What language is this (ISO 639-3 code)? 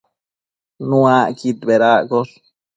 mcf